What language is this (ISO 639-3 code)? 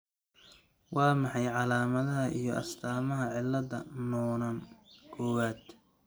som